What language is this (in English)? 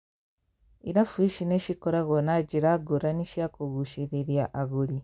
Kikuyu